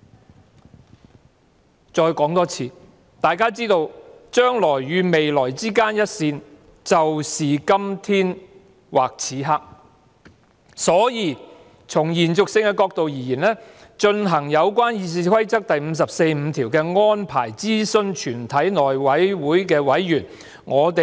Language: Cantonese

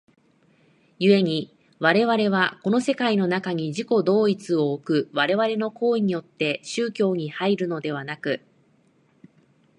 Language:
Japanese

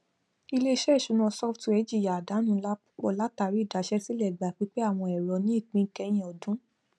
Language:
Yoruba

